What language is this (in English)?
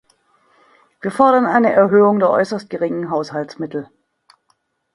German